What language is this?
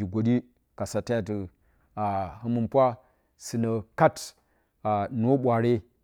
Bacama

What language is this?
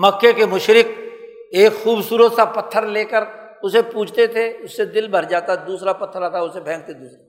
Urdu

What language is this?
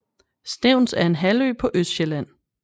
Danish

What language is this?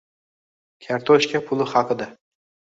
Uzbek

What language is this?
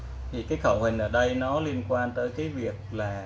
Vietnamese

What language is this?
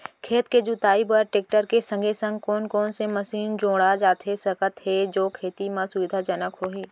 Chhattisgarhi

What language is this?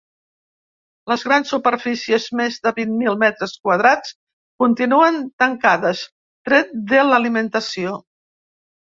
Catalan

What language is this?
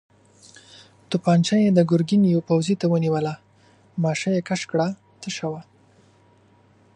Pashto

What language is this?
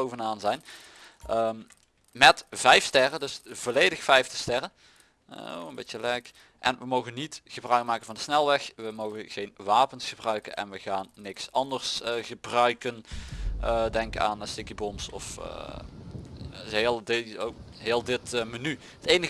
Dutch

